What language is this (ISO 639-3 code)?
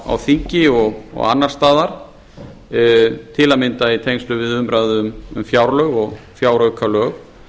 isl